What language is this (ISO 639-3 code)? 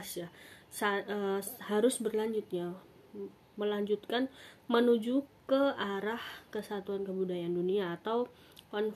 ind